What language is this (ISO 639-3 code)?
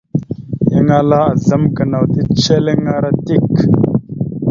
mxu